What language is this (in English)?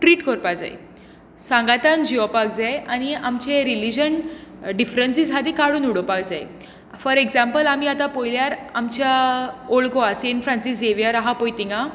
Konkani